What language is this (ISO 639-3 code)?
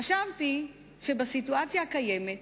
heb